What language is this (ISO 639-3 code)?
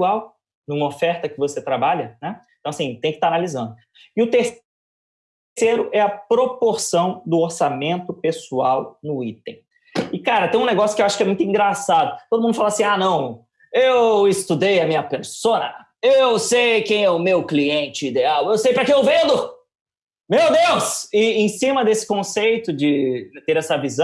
por